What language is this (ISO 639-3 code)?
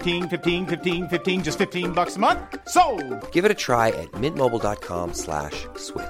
nld